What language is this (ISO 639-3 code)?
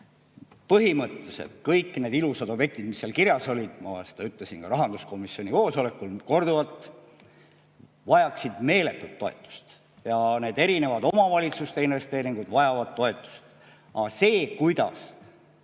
est